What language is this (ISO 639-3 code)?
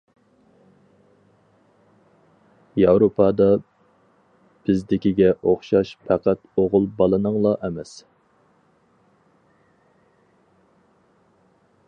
uig